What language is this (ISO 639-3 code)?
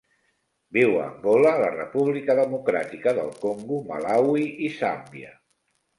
cat